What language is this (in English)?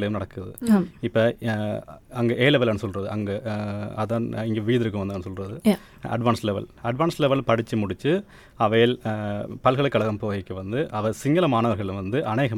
Tamil